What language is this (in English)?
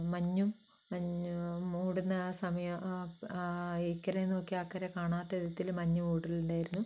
Malayalam